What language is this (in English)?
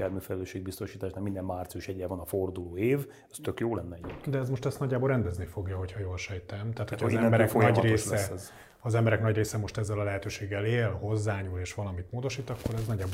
Hungarian